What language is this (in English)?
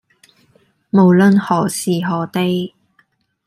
Cantonese